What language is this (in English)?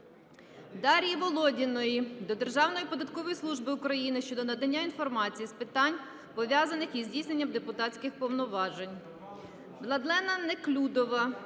Ukrainian